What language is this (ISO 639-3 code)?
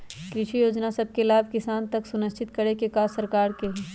mag